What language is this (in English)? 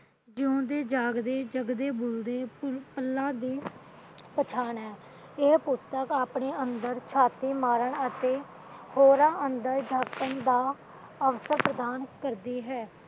Punjabi